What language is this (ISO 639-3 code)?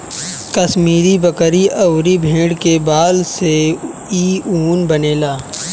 bho